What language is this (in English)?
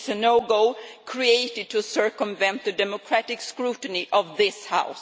English